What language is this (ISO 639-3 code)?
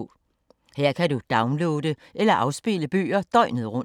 dan